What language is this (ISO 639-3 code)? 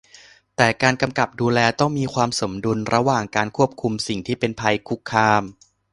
tha